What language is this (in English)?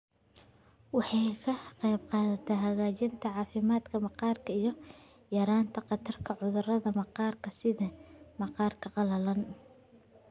Somali